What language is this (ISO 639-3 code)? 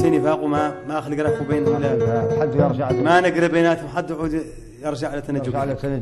ara